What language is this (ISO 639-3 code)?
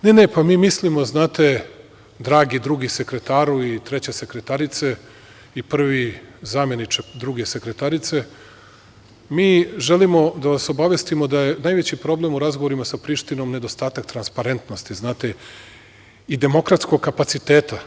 srp